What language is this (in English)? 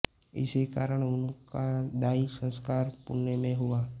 Hindi